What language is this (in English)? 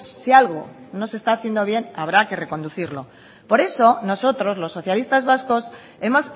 Spanish